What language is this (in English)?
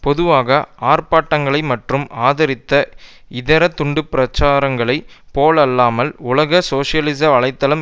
Tamil